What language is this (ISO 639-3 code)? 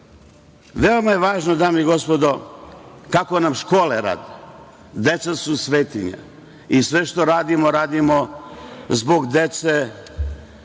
srp